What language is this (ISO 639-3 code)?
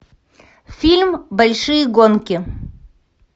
rus